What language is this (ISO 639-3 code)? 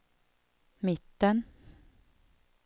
swe